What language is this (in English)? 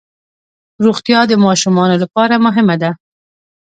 Pashto